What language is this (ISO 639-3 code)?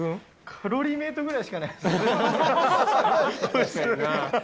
jpn